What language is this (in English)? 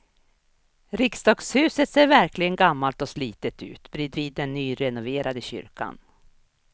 Swedish